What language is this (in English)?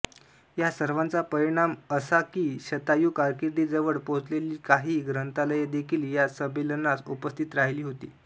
Marathi